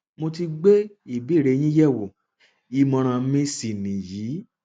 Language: Yoruba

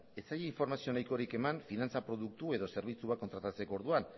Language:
Basque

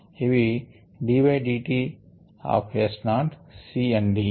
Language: Telugu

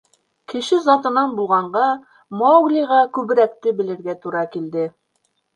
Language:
Bashkir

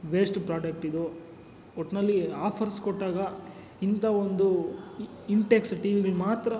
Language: Kannada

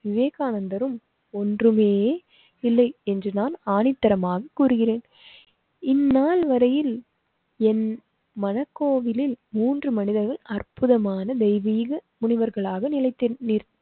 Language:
Tamil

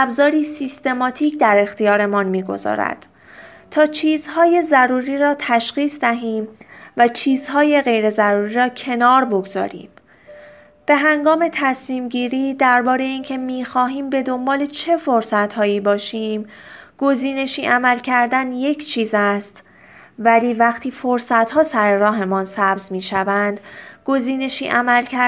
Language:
Persian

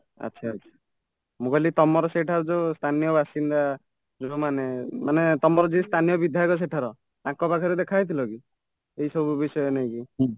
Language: Odia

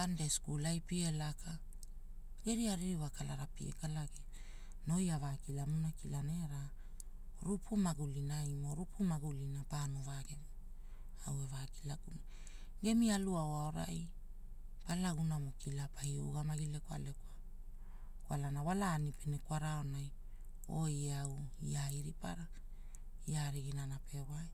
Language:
Hula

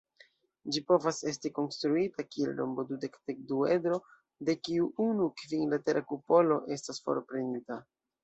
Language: Esperanto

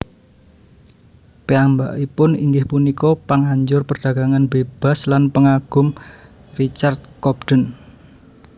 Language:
Javanese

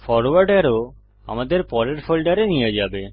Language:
Bangla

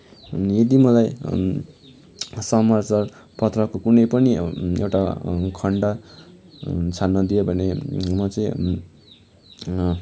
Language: Nepali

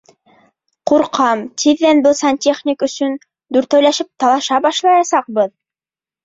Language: Bashkir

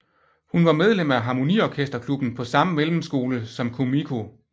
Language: Danish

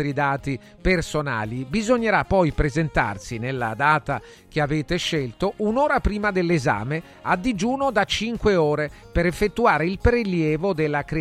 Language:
Italian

